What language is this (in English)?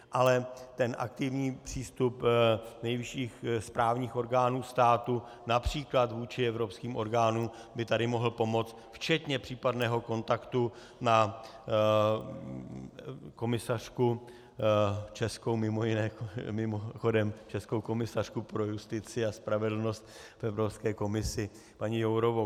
Czech